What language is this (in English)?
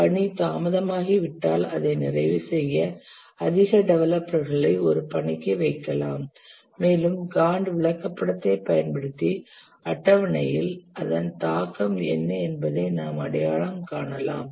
Tamil